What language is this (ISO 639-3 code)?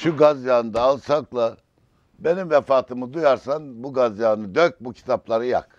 tur